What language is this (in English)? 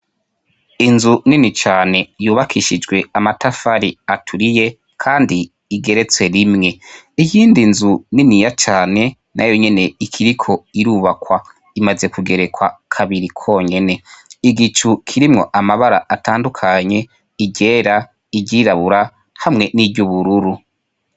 Rundi